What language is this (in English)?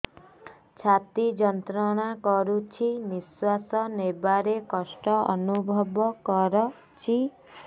Odia